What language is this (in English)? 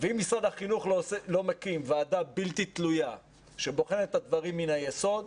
Hebrew